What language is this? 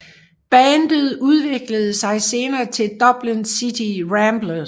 Danish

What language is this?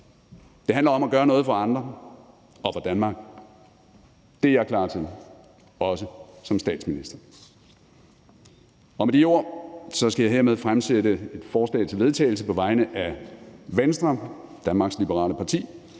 Danish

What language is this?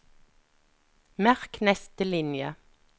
Norwegian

